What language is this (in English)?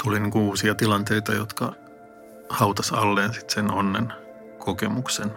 Finnish